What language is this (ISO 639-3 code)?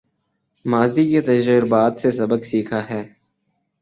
urd